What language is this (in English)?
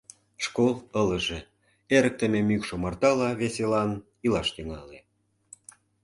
Mari